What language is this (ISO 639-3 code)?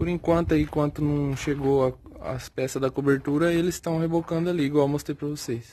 por